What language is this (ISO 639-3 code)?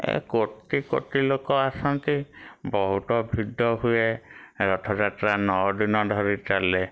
ori